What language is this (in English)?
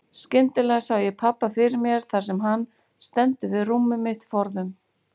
Icelandic